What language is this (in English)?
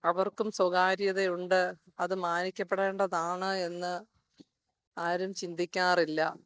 Malayalam